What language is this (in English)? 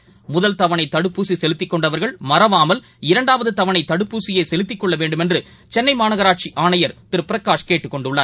Tamil